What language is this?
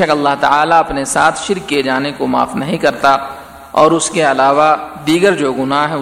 Urdu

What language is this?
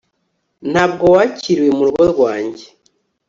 Kinyarwanda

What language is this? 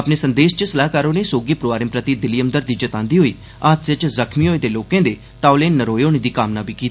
Dogri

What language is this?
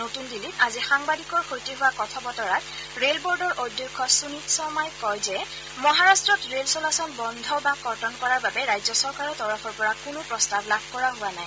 Assamese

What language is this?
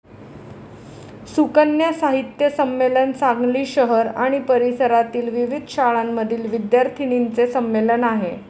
Marathi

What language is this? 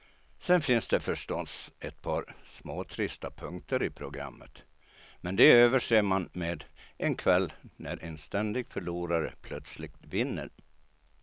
Swedish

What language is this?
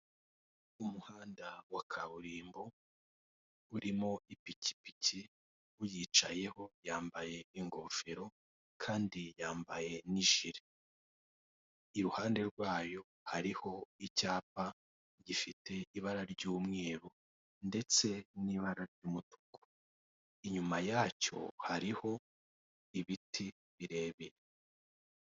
Kinyarwanda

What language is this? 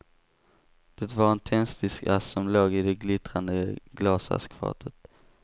Swedish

